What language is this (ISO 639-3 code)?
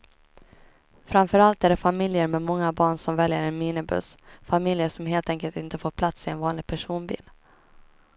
swe